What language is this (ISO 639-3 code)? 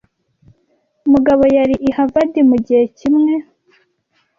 kin